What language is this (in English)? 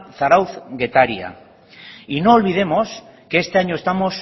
Spanish